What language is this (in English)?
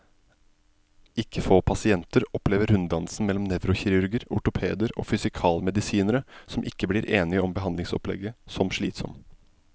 Norwegian